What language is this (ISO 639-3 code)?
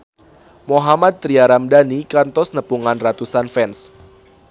sun